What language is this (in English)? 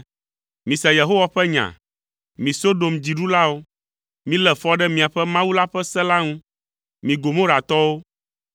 Ewe